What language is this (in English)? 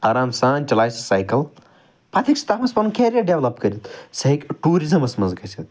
Kashmiri